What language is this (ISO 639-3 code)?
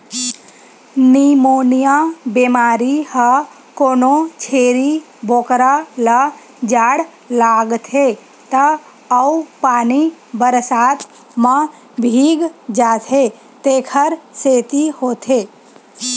hne